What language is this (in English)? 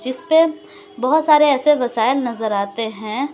Urdu